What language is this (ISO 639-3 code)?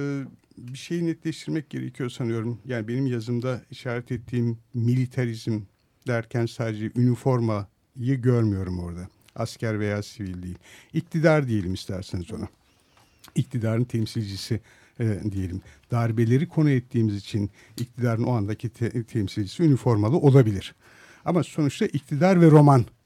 tur